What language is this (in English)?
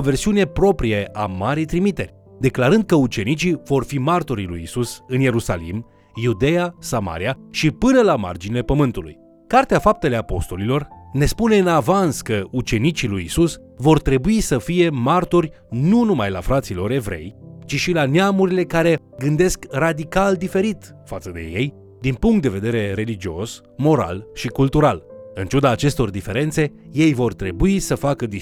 Romanian